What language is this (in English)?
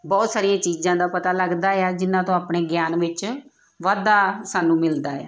Punjabi